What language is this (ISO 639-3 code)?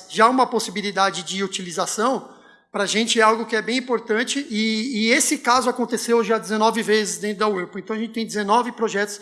por